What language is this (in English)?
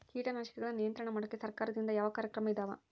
Kannada